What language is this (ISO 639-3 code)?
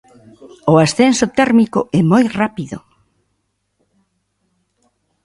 glg